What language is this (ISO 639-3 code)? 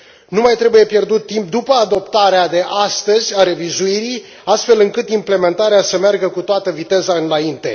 ron